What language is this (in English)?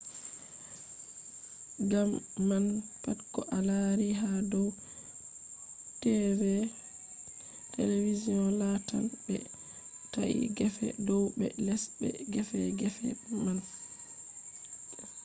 Fula